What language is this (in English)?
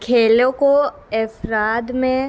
Urdu